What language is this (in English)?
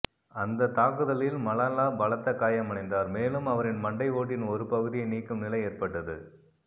Tamil